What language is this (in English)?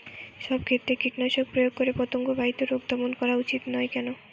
Bangla